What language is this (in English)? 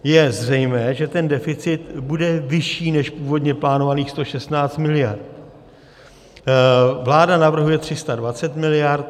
Czech